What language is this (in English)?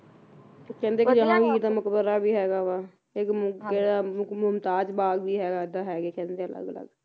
Punjabi